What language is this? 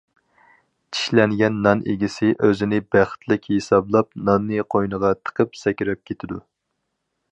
Uyghur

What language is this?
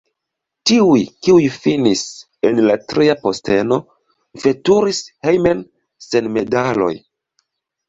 Esperanto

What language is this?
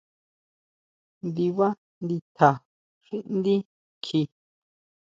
Huautla Mazatec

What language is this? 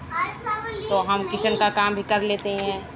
Urdu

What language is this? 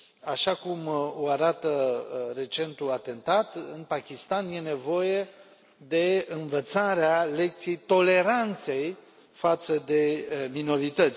Romanian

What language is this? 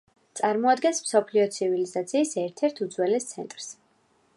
Georgian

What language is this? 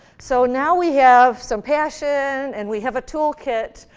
English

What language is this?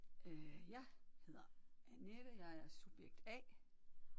Danish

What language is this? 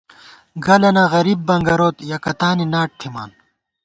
Gawar-Bati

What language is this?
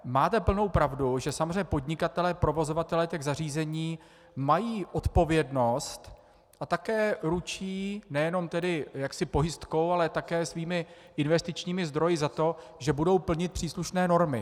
Czech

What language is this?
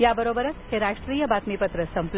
Marathi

